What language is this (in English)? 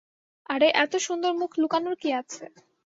Bangla